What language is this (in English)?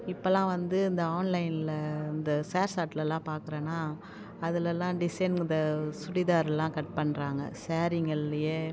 Tamil